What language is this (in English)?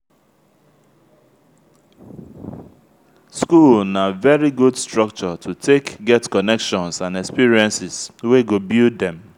Nigerian Pidgin